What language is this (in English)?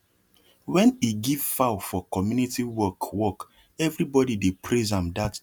Nigerian Pidgin